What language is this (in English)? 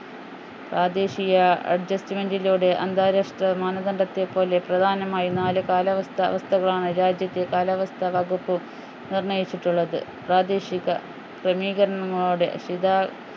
Malayalam